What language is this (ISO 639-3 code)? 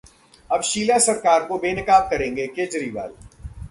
hin